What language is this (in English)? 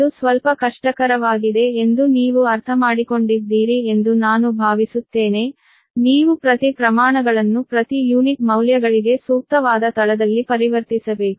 Kannada